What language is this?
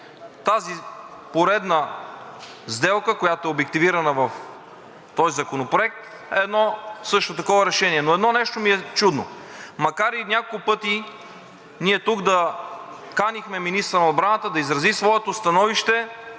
Bulgarian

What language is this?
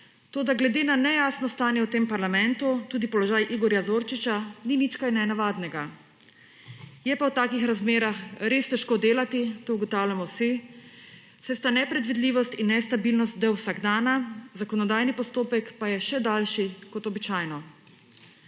Slovenian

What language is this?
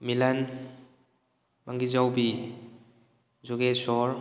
Manipuri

